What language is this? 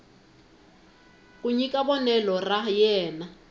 Tsonga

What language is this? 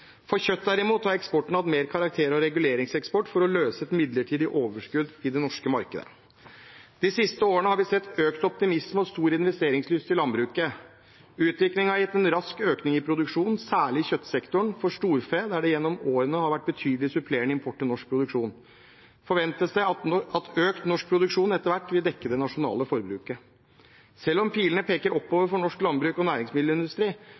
Norwegian Bokmål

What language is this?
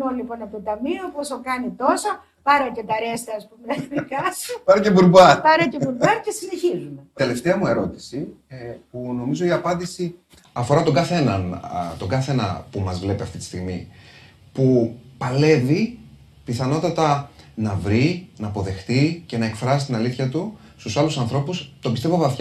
Greek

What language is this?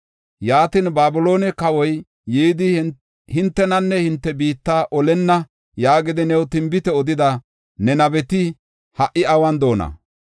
Gofa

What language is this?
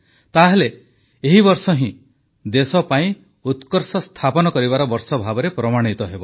Odia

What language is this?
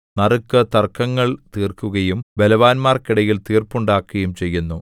Malayalam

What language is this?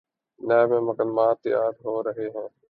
Urdu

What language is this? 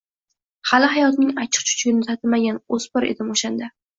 Uzbek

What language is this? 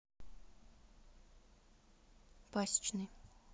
Russian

